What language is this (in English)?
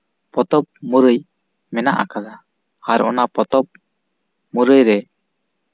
Santali